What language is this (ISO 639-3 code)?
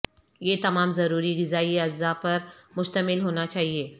urd